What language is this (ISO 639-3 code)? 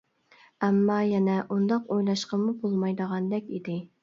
uig